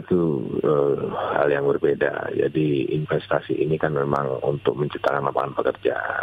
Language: Indonesian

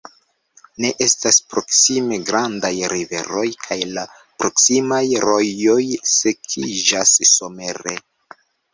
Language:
Esperanto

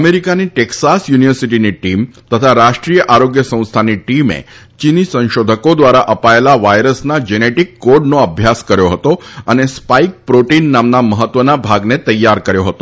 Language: Gujarati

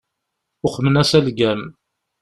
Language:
Kabyle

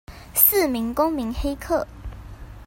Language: Chinese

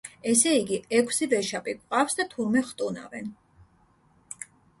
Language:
Georgian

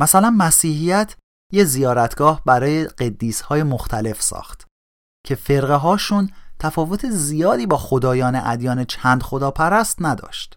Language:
Persian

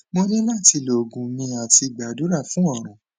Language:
Yoruba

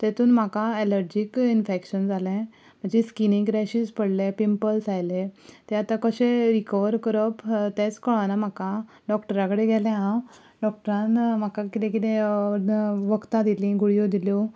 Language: Konkani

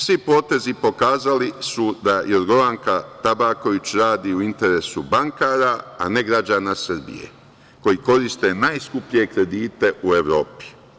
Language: Serbian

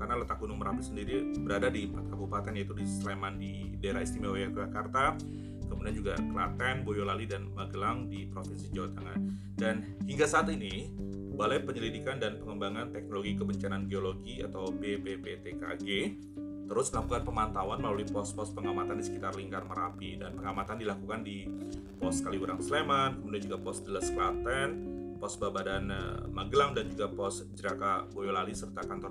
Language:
Indonesian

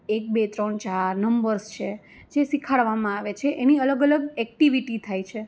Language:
Gujarati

